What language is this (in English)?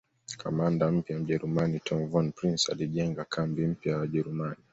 Swahili